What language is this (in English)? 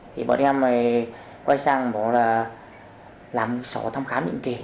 Vietnamese